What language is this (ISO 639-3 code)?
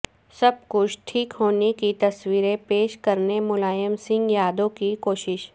urd